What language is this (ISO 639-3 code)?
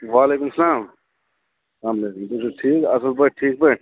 kas